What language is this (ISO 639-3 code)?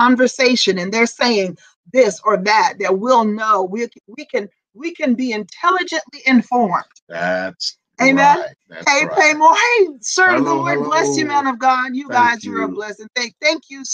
eng